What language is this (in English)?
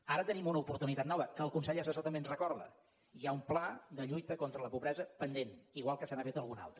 Catalan